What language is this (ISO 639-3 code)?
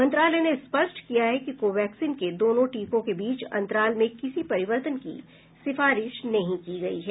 hin